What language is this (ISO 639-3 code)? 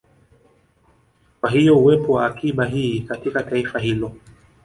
swa